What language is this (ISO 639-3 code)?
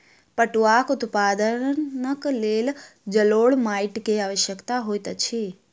mai